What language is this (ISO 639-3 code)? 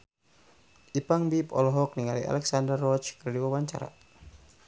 sun